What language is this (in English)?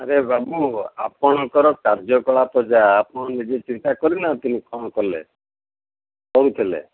Odia